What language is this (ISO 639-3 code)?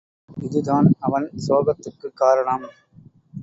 tam